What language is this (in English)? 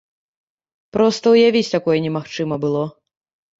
Belarusian